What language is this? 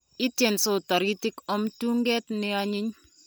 Kalenjin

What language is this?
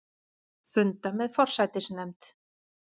Icelandic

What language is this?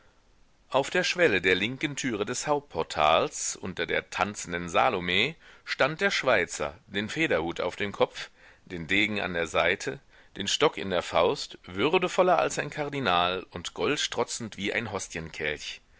German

